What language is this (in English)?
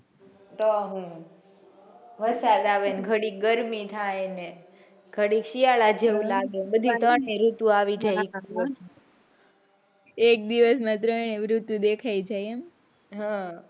Gujarati